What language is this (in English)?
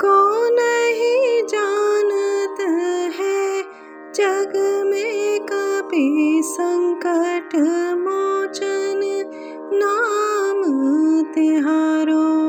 Hindi